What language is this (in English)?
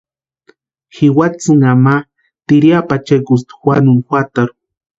Western Highland Purepecha